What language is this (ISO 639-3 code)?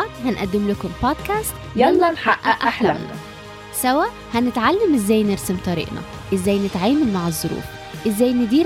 ara